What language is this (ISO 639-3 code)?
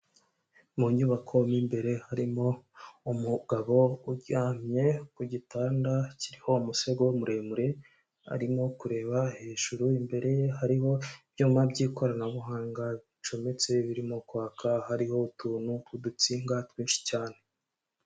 kin